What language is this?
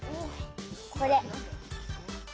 Japanese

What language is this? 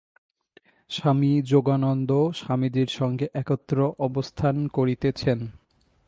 Bangla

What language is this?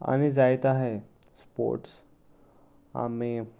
Konkani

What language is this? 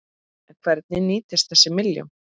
Icelandic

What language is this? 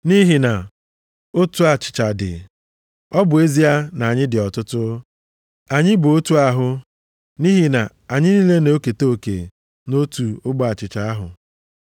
Igbo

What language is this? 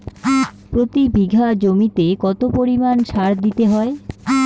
Bangla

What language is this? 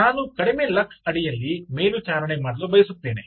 Kannada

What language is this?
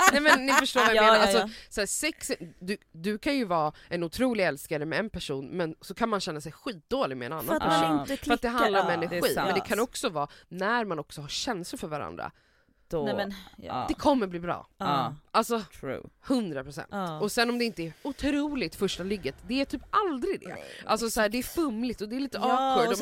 Swedish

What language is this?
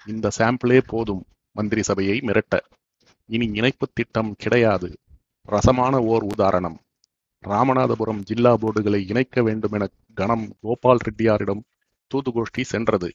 Tamil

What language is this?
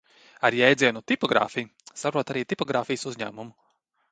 Latvian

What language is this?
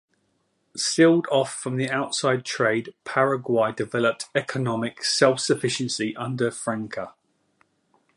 English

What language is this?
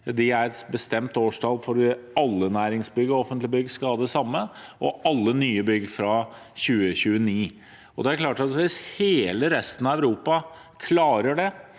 Norwegian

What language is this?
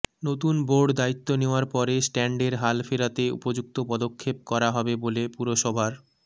Bangla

